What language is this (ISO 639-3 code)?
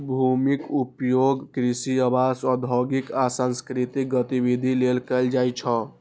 mai